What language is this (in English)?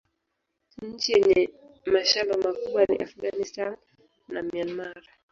Swahili